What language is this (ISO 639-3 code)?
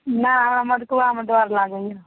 mai